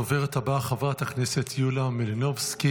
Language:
Hebrew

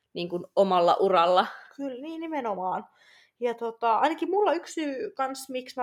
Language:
Finnish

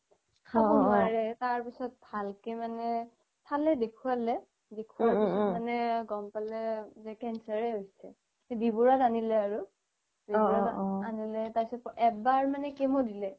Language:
Assamese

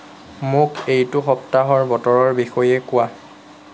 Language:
Assamese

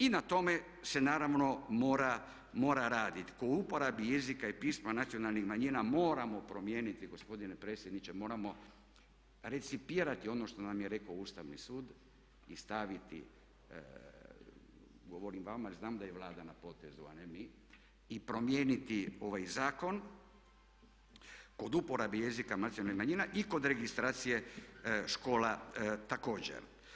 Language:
Croatian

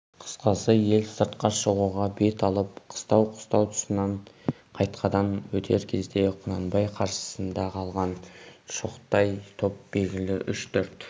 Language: Kazakh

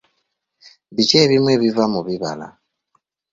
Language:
Ganda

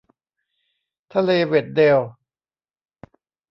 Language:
Thai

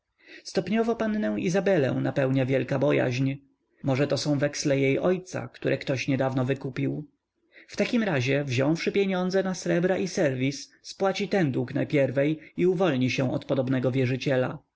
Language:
Polish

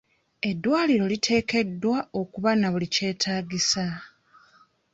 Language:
Ganda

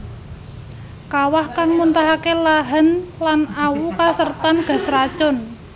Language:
Javanese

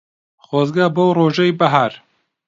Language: Central Kurdish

